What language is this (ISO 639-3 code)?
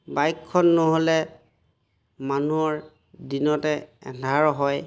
asm